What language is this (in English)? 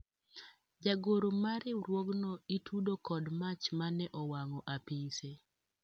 Luo (Kenya and Tanzania)